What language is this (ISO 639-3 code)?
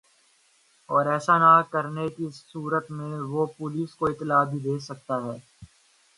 urd